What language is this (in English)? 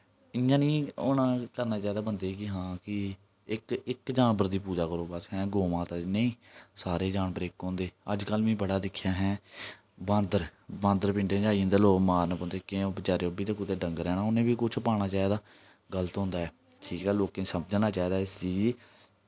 Dogri